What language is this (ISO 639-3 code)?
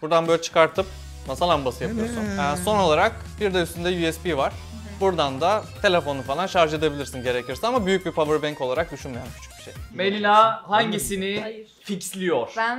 tur